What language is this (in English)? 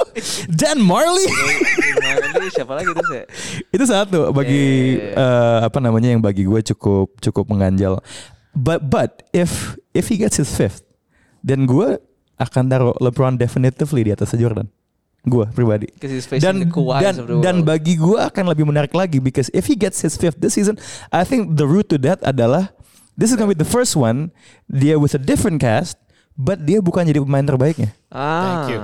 Indonesian